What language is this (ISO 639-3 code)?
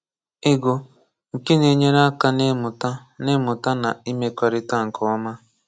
ibo